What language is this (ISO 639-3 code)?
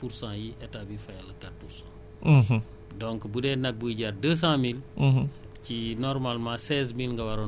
wol